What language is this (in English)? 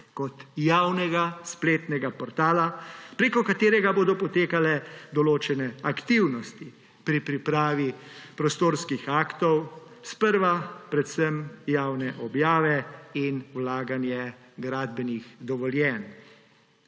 Slovenian